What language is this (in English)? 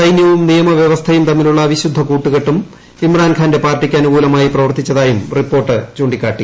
Malayalam